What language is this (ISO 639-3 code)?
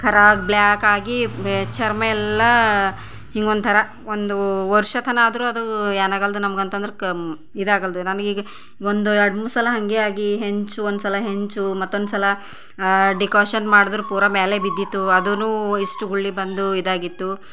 kan